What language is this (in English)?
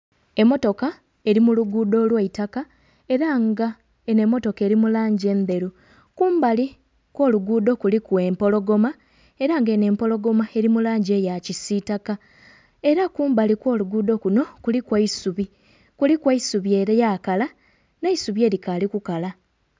Soga